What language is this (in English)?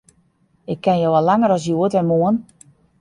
Western Frisian